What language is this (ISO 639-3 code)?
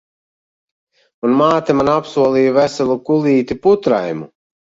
lav